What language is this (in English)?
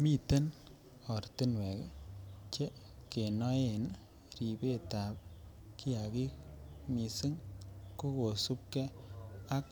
Kalenjin